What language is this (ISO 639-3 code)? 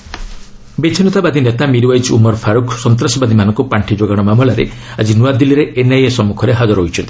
ori